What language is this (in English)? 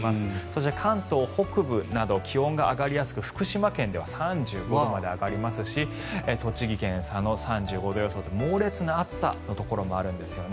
Japanese